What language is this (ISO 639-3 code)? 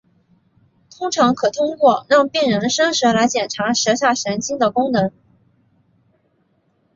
zho